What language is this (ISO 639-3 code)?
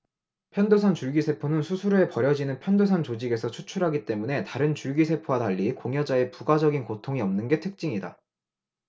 kor